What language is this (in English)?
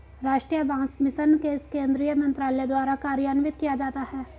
Hindi